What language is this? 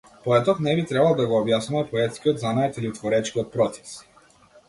Macedonian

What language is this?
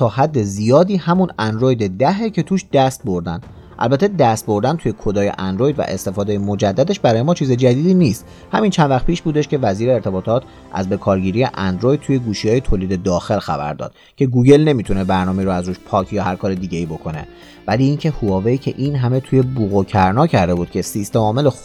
Persian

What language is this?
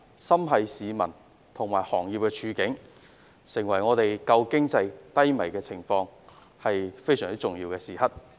Cantonese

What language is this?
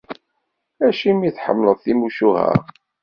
Kabyle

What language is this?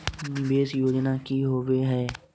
Magahi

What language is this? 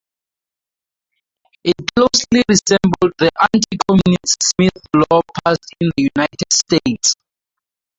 English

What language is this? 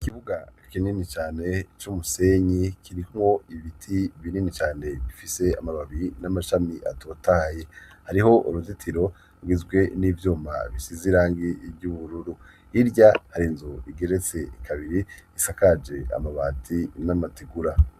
Rundi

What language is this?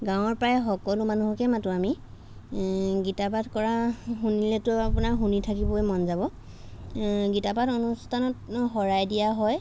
Assamese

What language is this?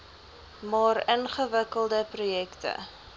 Afrikaans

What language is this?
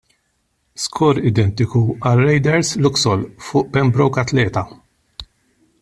Maltese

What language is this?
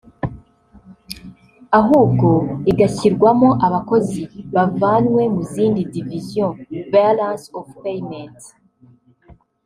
Kinyarwanda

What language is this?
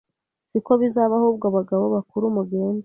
Kinyarwanda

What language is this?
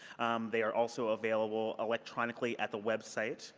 English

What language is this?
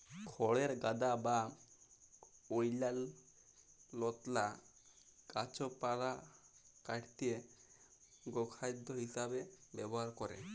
Bangla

